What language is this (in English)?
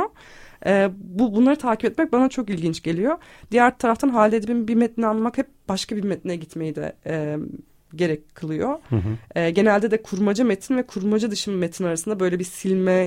Turkish